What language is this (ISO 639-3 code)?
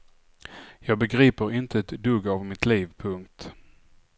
swe